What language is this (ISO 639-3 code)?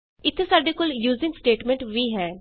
pan